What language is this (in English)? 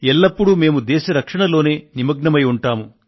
Telugu